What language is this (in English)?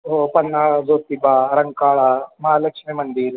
Marathi